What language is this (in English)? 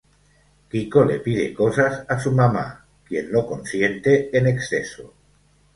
Spanish